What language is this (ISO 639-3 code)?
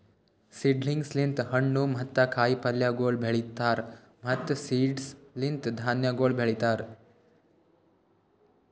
kan